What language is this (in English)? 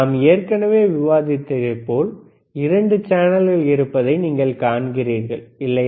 Tamil